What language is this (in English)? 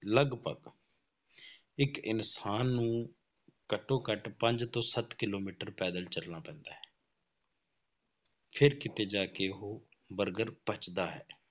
Punjabi